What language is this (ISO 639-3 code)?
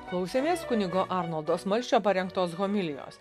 lit